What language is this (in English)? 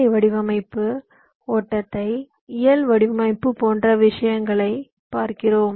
Tamil